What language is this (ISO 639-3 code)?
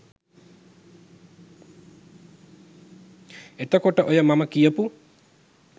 sin